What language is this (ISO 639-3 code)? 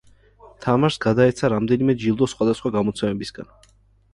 kat